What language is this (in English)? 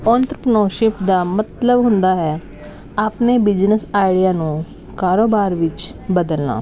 Punjabi